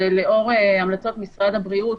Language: Hebrew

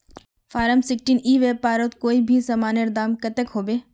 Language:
Magahi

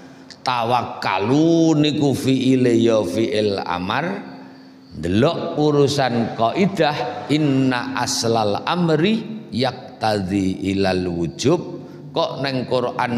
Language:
Indonesian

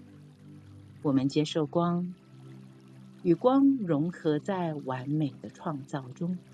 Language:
Chinese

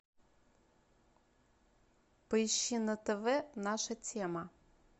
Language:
Russian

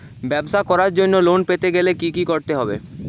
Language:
Bangla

